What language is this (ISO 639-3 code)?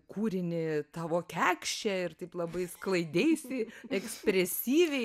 lit